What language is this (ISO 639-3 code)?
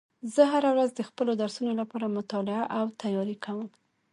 pus